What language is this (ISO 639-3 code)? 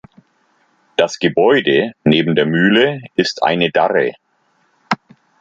deu